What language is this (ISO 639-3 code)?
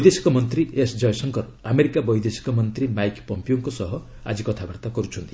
ori